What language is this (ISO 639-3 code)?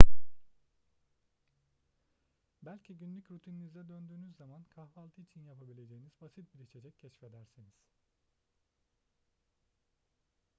tur